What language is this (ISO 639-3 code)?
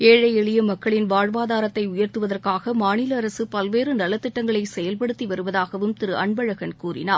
tam